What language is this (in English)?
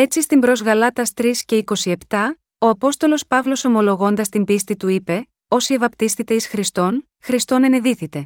Greek